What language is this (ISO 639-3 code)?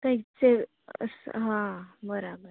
guj